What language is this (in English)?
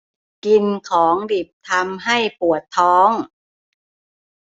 Thai